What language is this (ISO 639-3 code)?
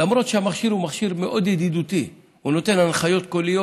heb